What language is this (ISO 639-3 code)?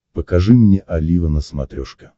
rus